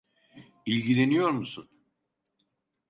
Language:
Turkish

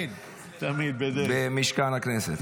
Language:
Hebrew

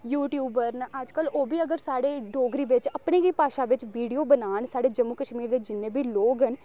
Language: Dogri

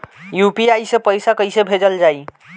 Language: Bhojpuri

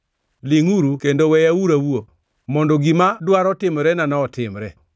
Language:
Luo (Kenya and Tanzania)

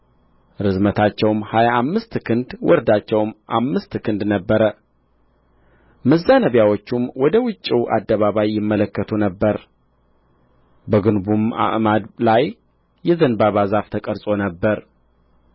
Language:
Amharic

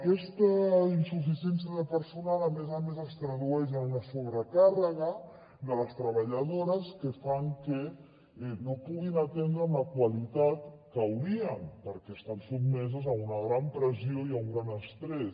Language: Catalan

